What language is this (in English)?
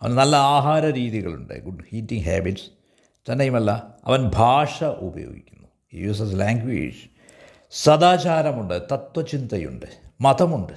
Malayalam